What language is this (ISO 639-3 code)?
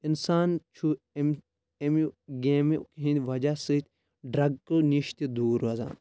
kas